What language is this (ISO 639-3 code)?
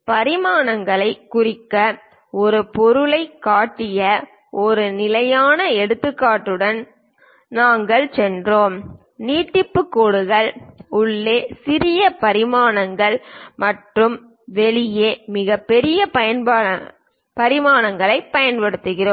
tam